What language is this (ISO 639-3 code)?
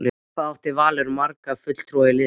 isl